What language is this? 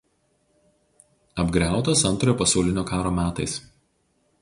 Lithuanian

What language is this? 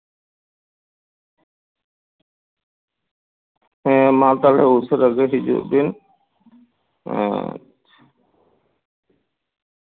Santali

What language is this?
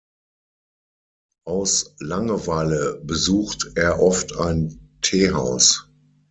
German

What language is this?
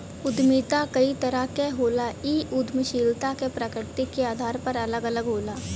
Bhojpuri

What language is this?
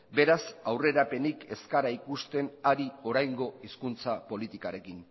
Basque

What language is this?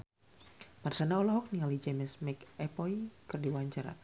Sundanese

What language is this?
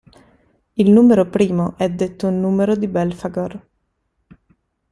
Italian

